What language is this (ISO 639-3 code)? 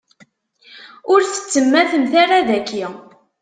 kab